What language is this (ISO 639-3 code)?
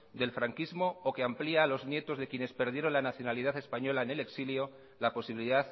spa